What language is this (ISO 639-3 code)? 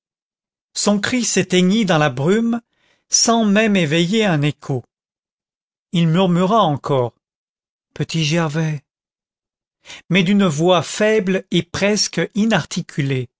fra